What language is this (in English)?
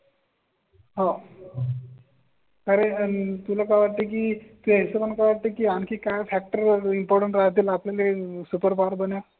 Marathi